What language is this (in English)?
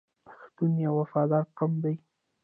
Pashto